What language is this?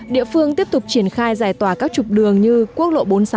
Vietnamese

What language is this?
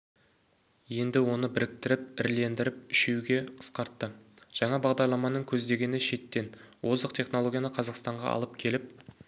Kazakh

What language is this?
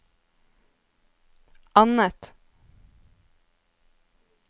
Norwegian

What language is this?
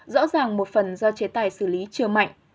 Vietnamese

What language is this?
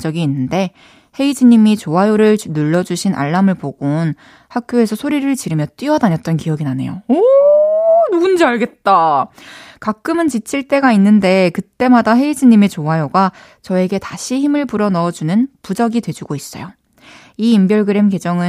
Korean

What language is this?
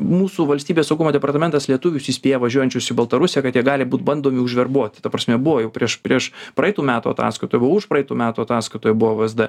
Lithuanian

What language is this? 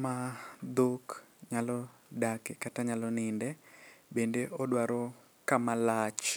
Luo (Kenya and Tanzania)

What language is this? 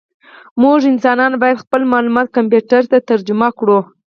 Pashto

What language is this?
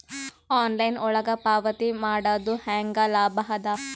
Kannada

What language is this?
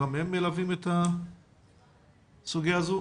Hebrew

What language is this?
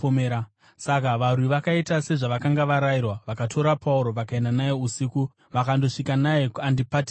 Shona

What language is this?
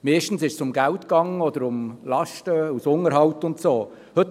Swiss German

